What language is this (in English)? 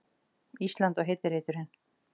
Icelandic